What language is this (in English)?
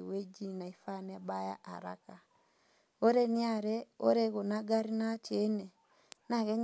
Masai